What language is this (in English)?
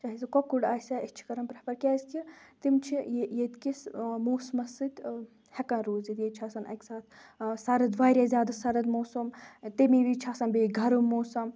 Kashmiri